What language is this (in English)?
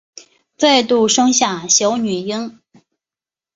Chinese